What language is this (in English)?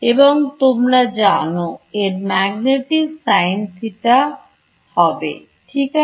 Bangla